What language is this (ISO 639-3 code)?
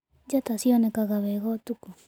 kik